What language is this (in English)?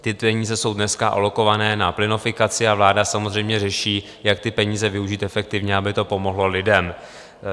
Czech